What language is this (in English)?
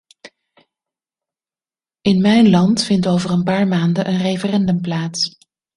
Dutch